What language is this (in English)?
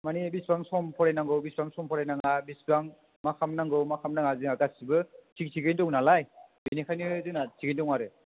Bodo